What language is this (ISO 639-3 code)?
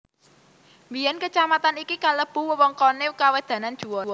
jav